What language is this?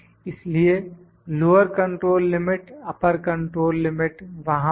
Hindi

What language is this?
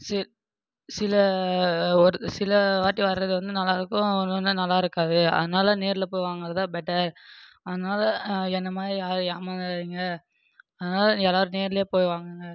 Tamil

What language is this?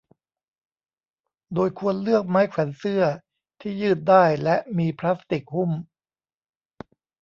Thai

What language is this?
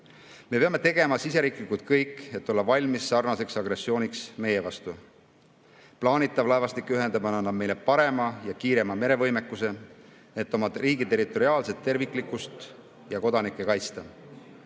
Estonian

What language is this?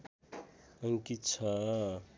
Nepali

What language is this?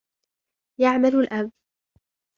Arabic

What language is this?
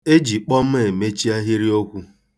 Igbo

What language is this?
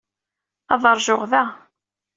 Kabyle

